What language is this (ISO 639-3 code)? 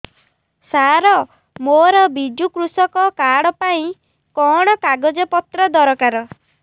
ori